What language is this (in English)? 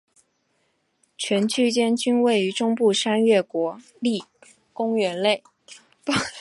Chinese